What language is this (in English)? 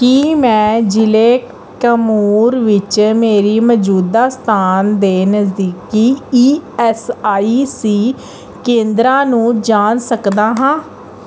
Punjabi